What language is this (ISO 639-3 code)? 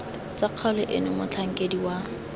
tsn